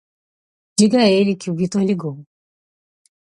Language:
Portuguese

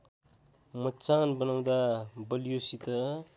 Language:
Nepali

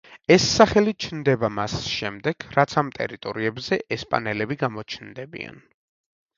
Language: Georgian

